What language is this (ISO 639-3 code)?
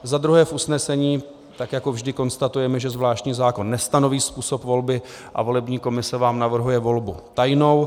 ces